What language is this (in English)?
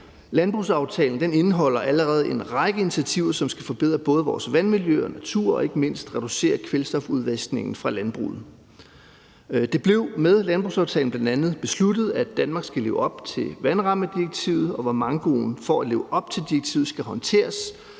Danish